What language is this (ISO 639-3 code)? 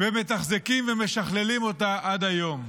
heb